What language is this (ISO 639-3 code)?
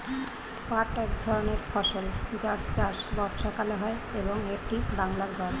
ben